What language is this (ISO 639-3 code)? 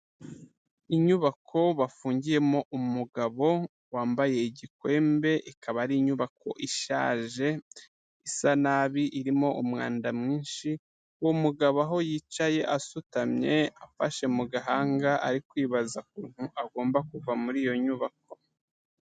kin